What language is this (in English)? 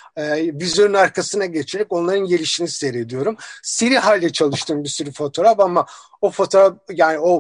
Turkish